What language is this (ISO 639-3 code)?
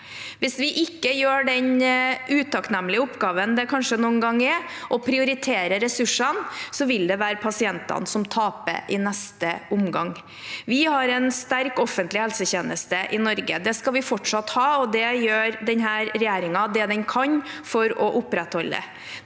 nor